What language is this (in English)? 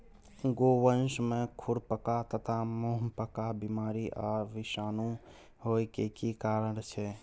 Maithili